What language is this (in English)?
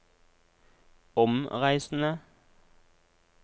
Norwegian